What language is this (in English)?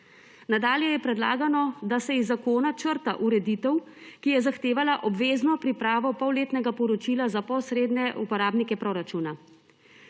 Slovenian